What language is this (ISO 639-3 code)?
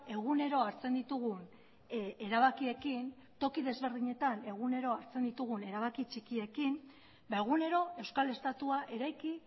eus